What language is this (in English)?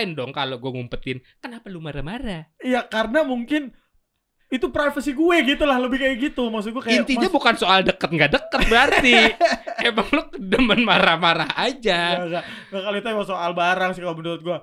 Indonesian